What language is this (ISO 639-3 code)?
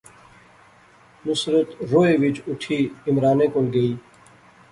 phr